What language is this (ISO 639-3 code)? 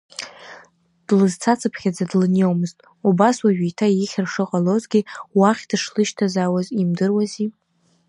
abk